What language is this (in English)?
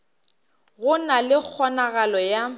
Northern Sotho